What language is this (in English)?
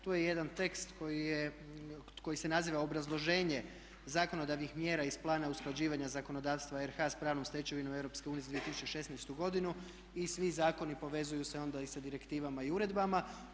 Croatian